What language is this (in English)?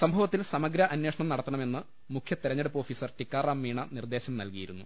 Malayalam